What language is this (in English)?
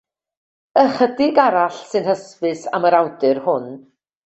Welsh